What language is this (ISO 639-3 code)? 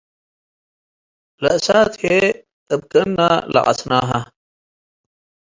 tig